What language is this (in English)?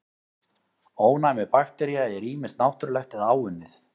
Icelandic